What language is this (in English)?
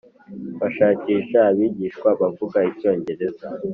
Kinyarwanda